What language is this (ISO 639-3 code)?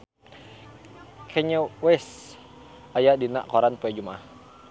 sun